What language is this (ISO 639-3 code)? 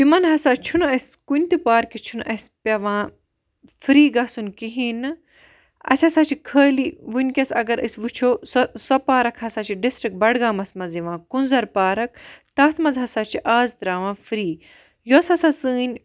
kas